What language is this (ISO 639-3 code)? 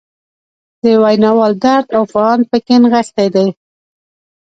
pus